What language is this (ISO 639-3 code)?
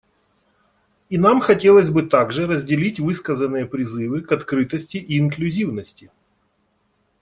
rus